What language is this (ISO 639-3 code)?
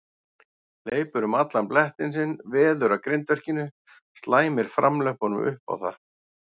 isl